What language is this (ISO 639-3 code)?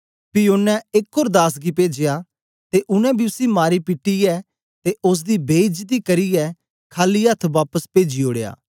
doi